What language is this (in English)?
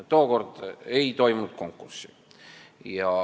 Estonian